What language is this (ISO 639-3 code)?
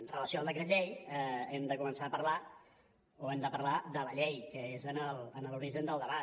cat